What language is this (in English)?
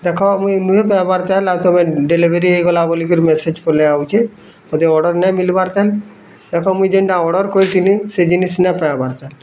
Odia